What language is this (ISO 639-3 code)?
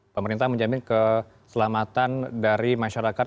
ind